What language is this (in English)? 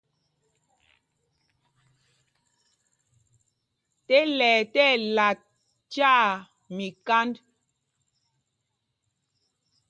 Mpumpong